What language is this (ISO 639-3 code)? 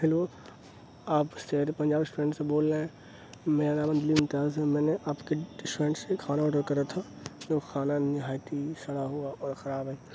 urd